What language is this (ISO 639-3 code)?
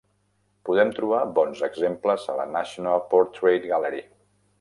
cat